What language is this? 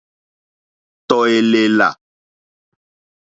Mokpwe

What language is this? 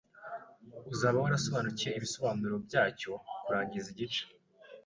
Kinyarwanda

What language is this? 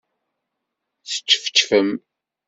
Kabyle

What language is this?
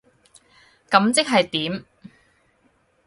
Cantonese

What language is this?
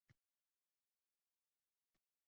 Uzbek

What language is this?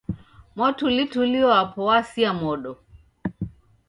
Taita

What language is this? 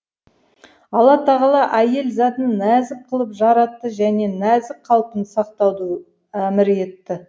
Kazakh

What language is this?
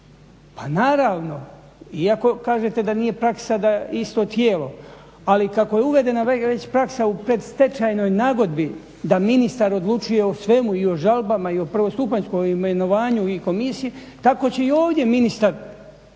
Croatian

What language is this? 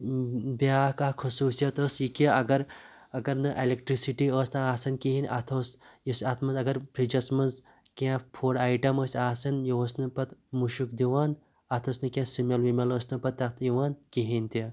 Kashmiri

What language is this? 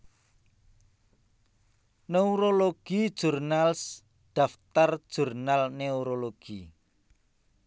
Javanese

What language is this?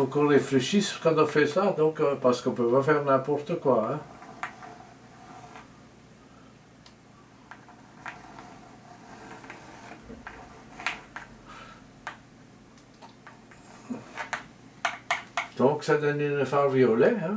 French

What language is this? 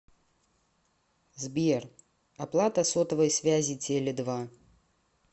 Russian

